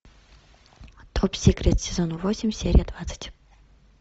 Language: Russian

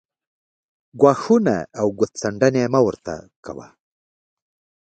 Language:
Pashto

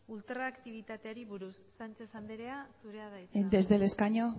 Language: Basque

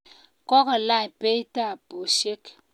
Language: Kalenjin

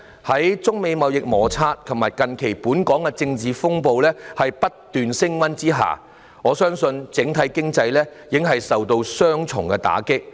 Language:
Cantonese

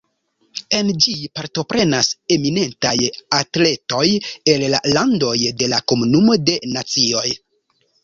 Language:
Esperanto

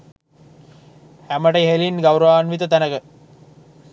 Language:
Sinhala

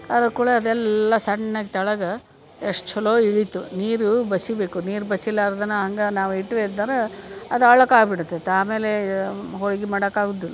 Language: Kannada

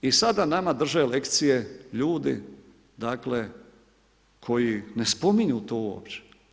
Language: Croatian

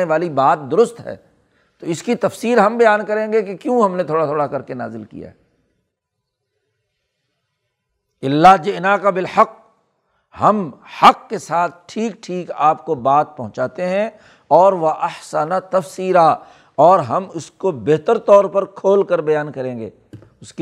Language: Urdu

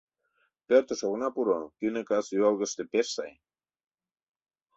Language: Mari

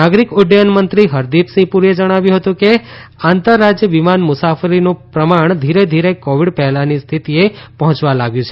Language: Gujarati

